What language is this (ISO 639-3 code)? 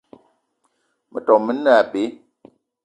eto